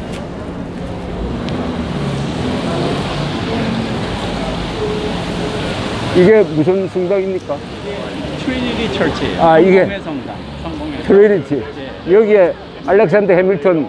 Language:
Korean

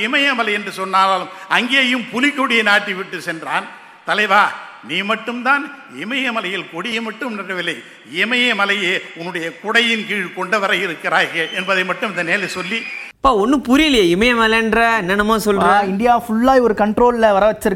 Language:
Tamil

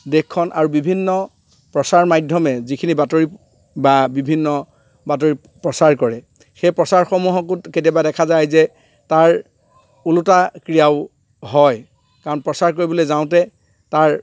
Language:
Assamese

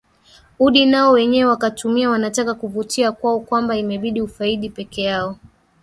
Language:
Swahili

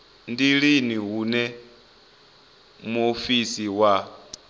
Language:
Venda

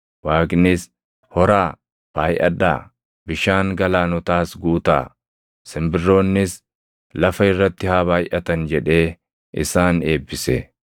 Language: Oromo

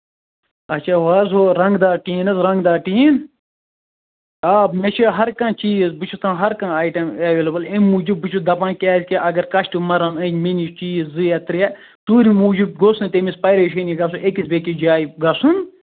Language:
Kashmiri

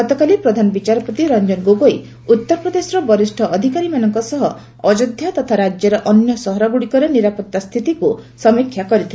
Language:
Odia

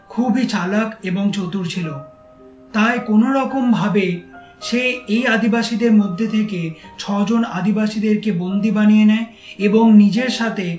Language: Bangla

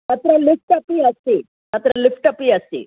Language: Sanskrit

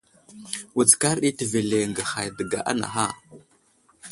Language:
Wuzlam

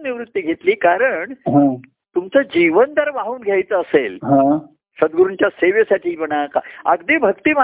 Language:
Marathi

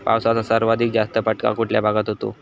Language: Marathi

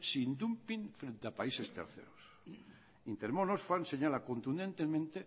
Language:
Spanish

